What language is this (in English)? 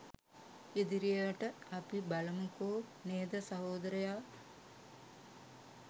Sinhala